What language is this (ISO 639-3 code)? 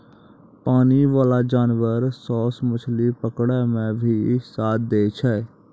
mai